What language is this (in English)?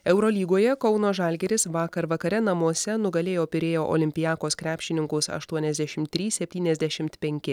Lithuanian